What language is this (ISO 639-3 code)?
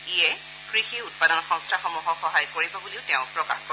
asm